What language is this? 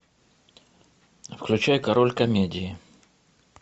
Russian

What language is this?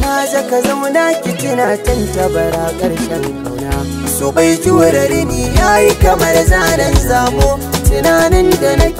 Japanese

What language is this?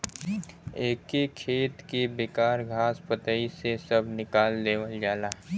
Bhojpuri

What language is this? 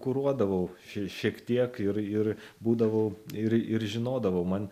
Lithuanian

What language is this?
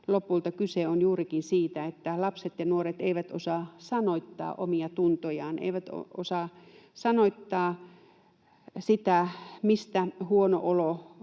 Finnish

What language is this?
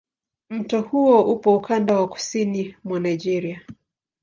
Swahili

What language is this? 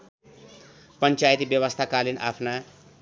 Nepali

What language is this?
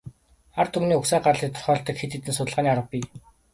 Mongolian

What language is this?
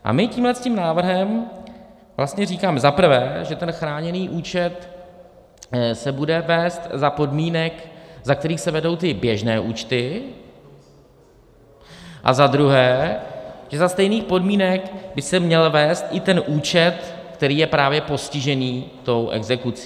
Czech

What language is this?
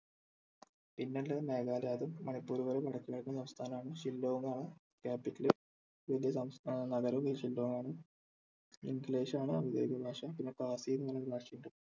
Malayalam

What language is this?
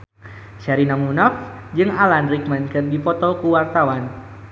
Sundanese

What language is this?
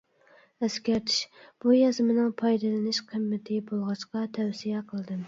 Uyghur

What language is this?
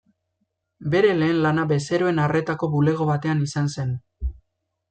Basque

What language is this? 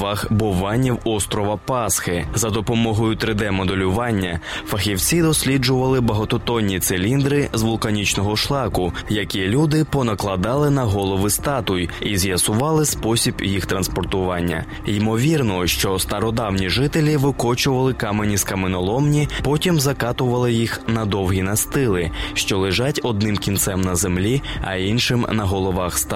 Ukrainian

